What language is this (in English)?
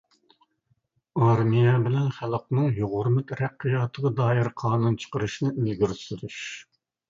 Uyghur